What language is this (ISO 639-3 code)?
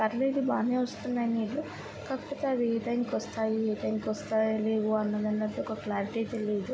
tel